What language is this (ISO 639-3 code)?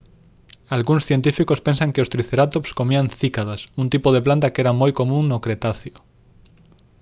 glg